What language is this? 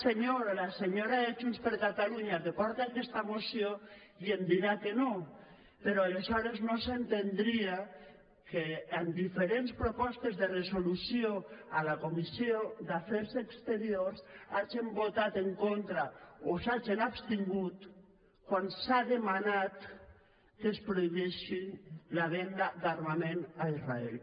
Catalan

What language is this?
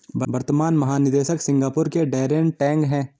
Hindi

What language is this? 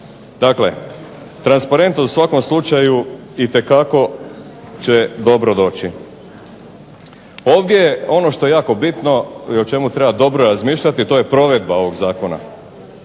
Croatian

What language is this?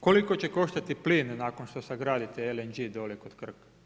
Croatian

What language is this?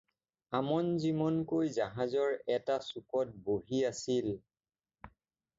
Assamese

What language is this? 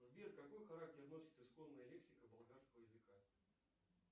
Russian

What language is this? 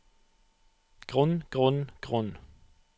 Norwegian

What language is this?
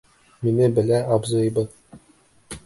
Bashkir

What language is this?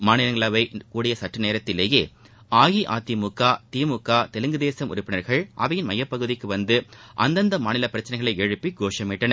Tamil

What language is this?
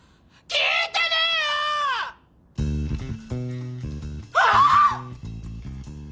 Japanese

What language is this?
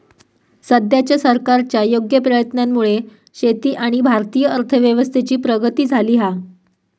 Marathi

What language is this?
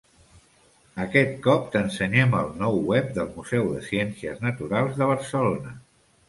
Catalan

